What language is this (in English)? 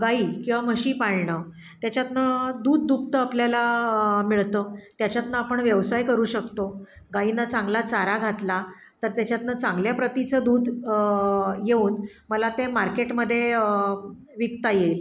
Marathi